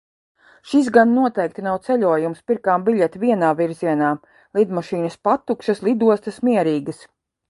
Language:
Latvian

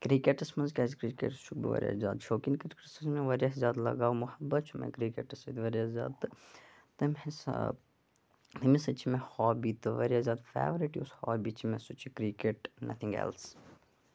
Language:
Kashmiri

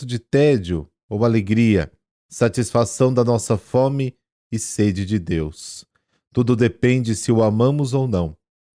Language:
Portuguese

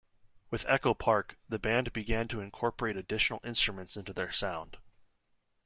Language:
English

